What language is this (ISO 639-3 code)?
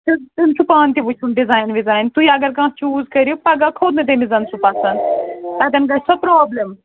kas